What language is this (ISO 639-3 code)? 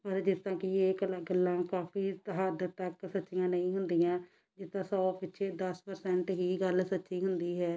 pan